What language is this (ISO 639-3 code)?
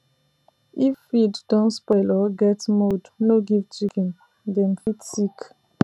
pcm